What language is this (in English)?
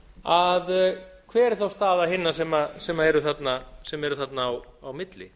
Icelandic